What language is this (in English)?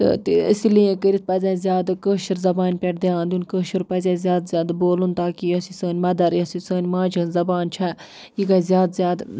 Kashmiri